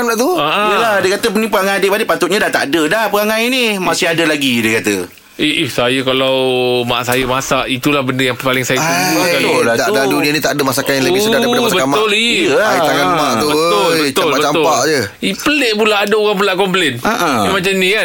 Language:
Malay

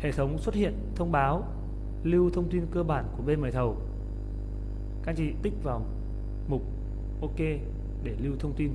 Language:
Vietnamese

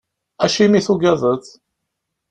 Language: Kabyle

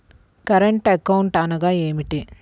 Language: Telugu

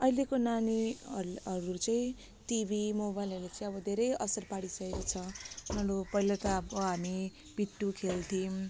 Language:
Nepali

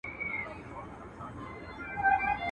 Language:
Pashto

